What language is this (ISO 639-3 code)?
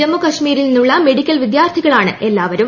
mal